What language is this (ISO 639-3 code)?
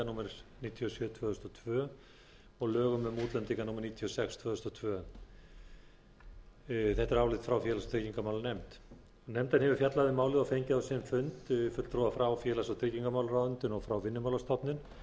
isl